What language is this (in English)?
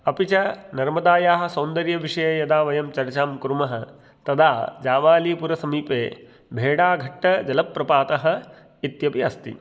Sanskrit